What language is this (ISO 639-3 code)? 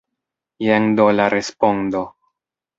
epo